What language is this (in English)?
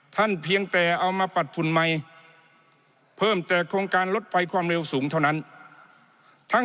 Thai